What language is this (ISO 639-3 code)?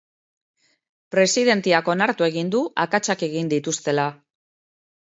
eus